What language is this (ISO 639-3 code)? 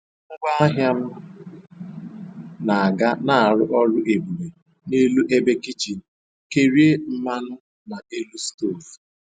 ibo